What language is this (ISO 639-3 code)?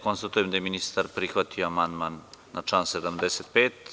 srp